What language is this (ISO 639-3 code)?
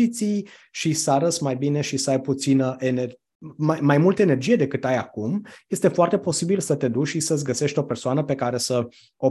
ron